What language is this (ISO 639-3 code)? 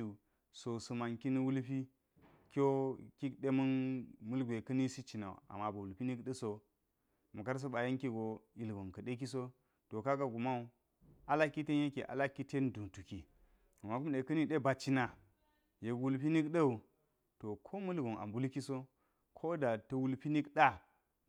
gyz